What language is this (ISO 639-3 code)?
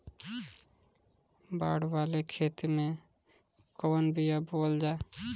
bho